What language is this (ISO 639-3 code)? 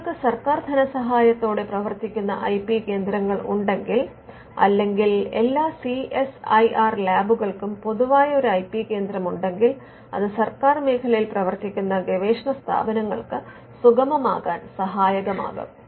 mal